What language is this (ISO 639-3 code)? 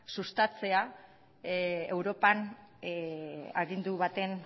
eus